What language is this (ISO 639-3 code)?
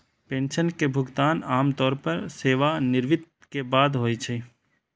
mai